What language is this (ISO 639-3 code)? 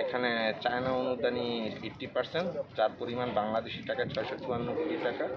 ben